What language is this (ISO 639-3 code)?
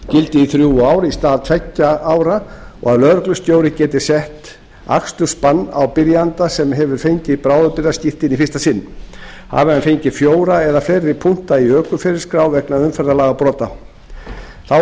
isl